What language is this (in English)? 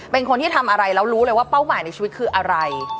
Thai